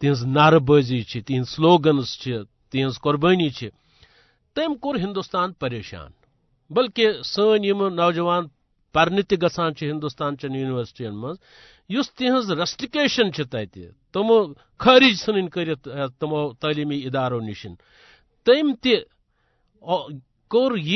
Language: Urdu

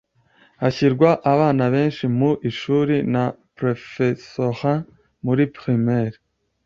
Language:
Kinyarwanda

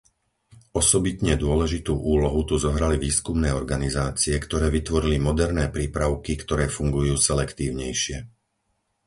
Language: Slovak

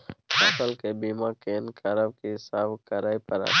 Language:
Maithili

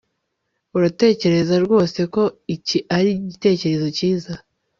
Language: Kinyarwanda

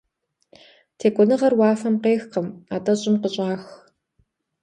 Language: Kabardian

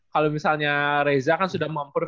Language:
Indonesian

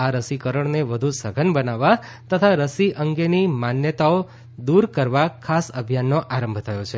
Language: Gujarati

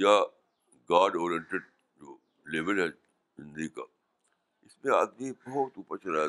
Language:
Urdu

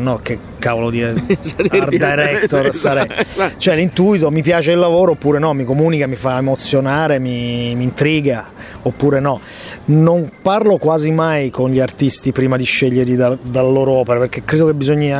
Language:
Italian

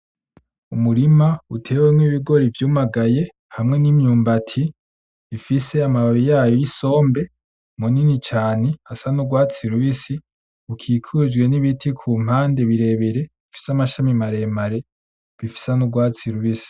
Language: Rundi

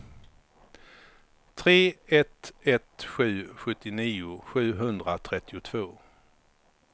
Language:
Swedish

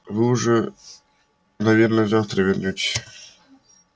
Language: Russian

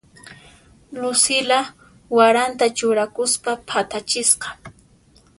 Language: Puno Quechua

